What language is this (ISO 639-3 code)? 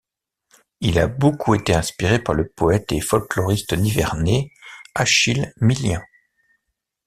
fra